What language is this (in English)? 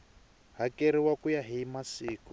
Tsonga